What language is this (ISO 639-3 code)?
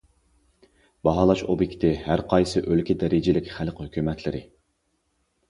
uig